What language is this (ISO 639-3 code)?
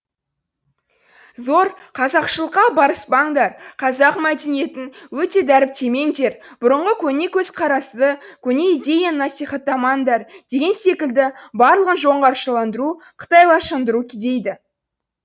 kaz